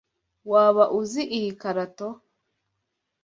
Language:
Kinyarwanda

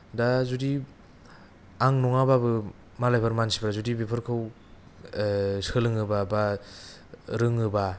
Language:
Bodo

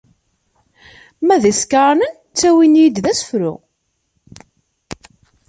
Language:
Kabyle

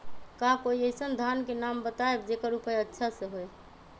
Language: Magahi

